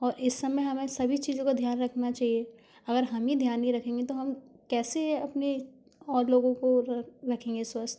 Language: Hindi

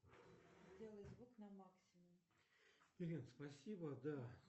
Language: Russian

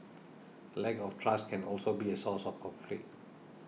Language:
English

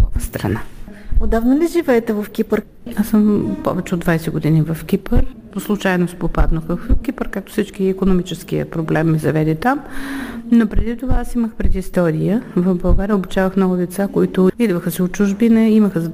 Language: Bulgarian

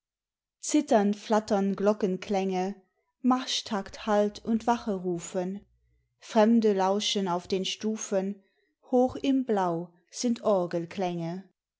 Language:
German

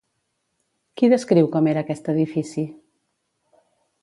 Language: Catalan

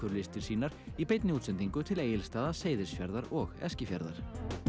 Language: Icelandic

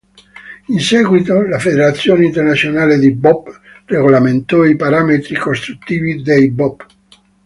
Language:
Italian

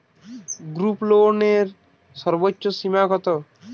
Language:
Bangla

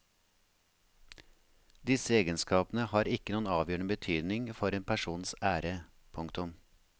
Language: Norwegian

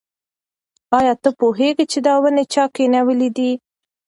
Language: Pashto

